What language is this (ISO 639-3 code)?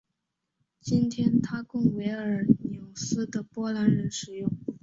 zho